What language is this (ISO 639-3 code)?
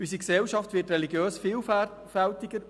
gsw